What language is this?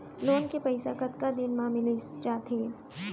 Chhattisgarhi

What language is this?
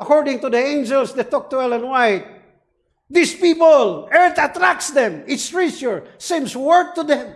English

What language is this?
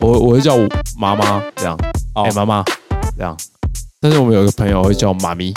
Chinese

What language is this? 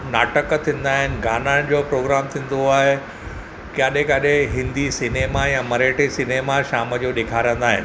Sindhi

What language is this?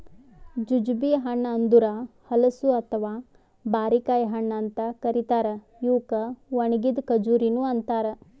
Kannada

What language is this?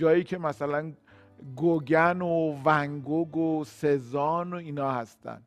Persian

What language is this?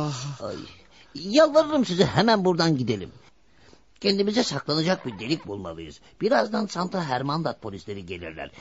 Turkish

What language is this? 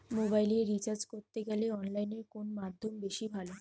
Bangla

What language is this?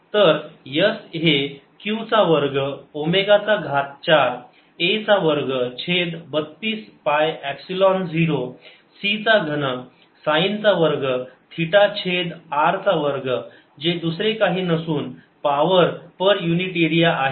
Marathi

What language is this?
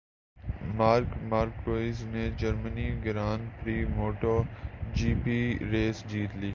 Urdu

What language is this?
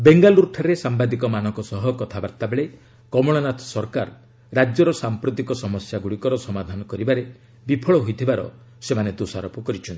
Odia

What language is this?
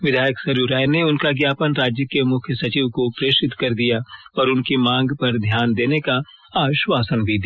Hindi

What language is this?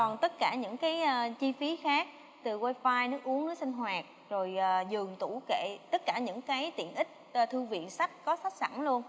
Vietnamese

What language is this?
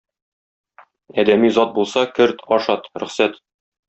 Tatar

